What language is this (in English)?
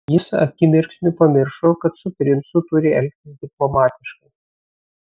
Lithuanian